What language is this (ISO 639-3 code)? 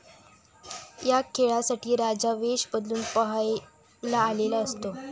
mar